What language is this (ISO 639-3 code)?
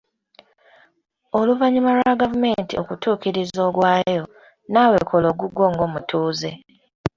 lug